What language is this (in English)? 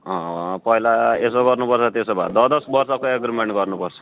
Nepali